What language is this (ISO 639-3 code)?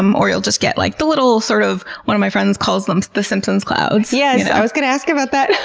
eng